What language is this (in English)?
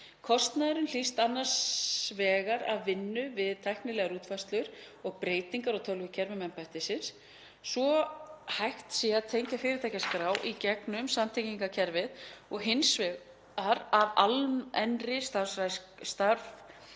Icelandic